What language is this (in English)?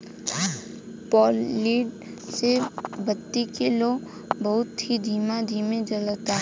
Bhojpuri